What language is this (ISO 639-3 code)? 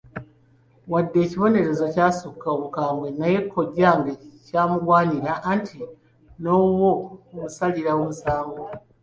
lug